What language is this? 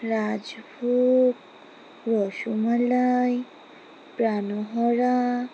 Bangla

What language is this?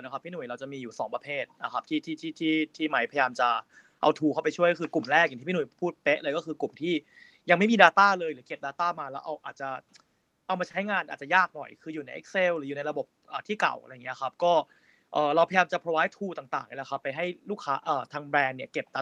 Thai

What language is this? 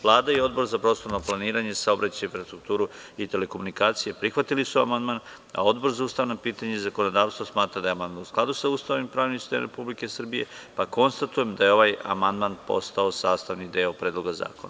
Serbian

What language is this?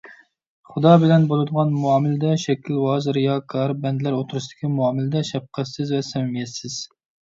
Uyghur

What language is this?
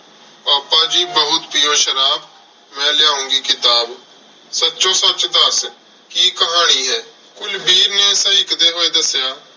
Punjabi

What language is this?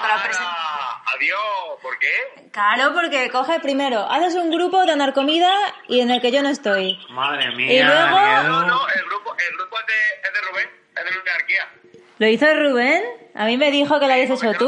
Spanish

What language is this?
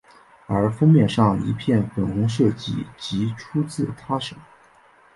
Chinese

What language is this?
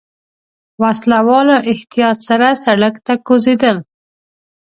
Pashto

